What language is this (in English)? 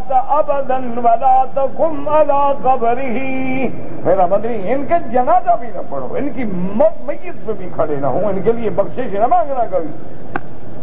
Arabic